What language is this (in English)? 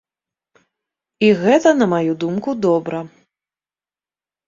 Belarusian